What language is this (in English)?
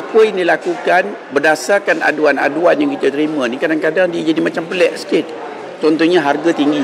Malay